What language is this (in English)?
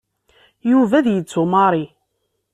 Kabyle